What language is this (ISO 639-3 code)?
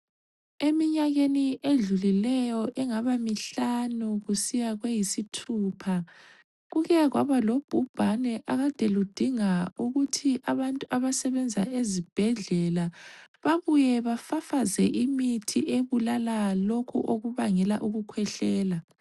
nde